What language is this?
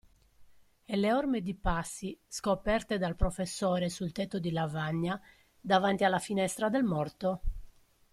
Italian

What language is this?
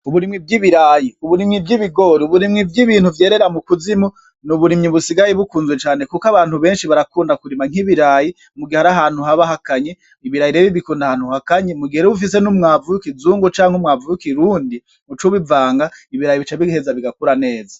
Rundi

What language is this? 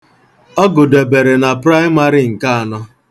Igbo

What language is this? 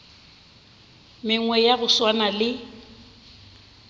Northern Sotho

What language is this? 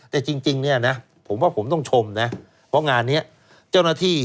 Thai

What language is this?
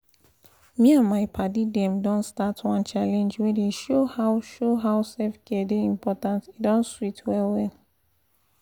Nigerian Pidgin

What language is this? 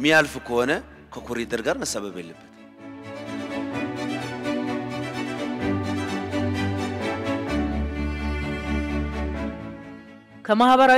Indonesian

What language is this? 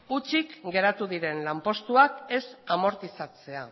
Basque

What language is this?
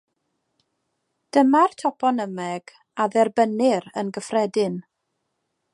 Welsh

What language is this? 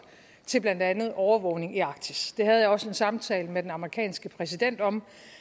Danish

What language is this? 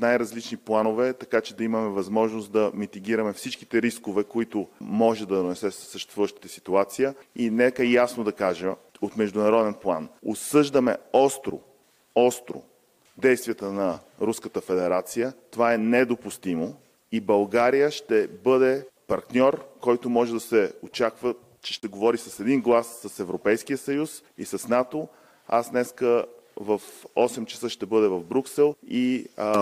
Bulgarian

